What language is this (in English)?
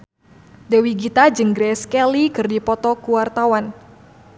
Sundanese